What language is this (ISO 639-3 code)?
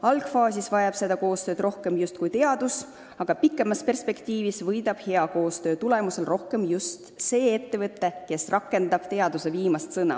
est